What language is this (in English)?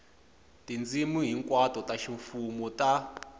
Tsonga